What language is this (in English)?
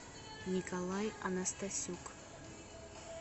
Russian